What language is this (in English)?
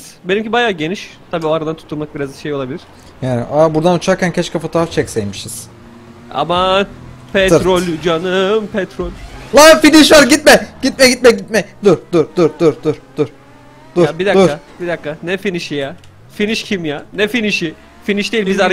Turkish